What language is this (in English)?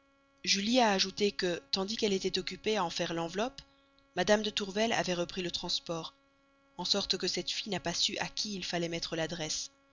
French